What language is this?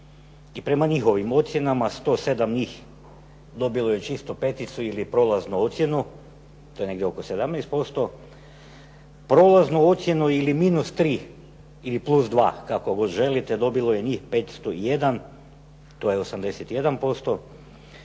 Croatian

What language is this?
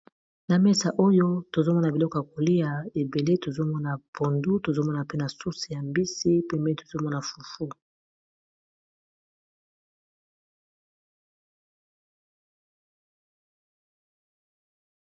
Lingala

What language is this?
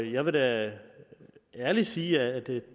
Danish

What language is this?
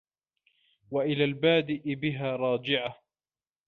Arabic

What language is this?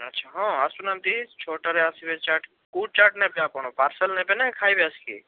Odia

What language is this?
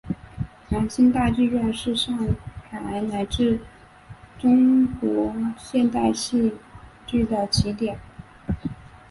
Chinese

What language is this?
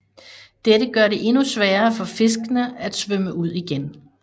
Danish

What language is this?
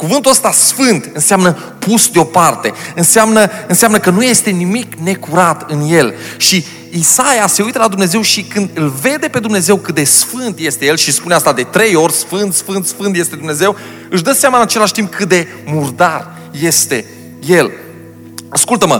Romanian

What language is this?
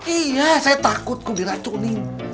Indonesian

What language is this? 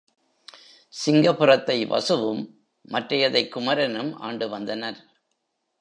Tamil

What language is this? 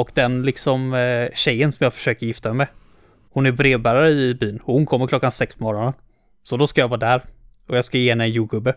Swedish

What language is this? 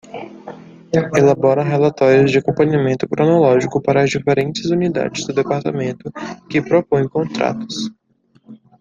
Portuguese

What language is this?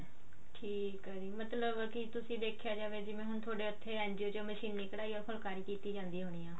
Punjabi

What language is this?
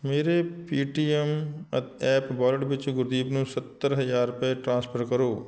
Punjabi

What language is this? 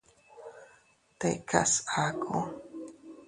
Teutila Cuicatec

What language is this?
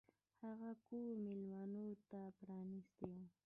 Pashto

